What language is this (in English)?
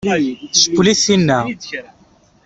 Kabyle